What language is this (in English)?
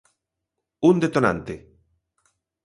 Galician